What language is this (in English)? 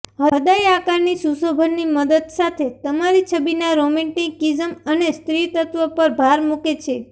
Gujarati